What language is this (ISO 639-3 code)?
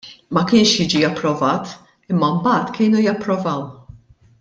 mlt